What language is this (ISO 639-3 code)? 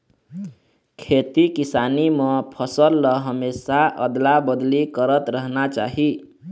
hne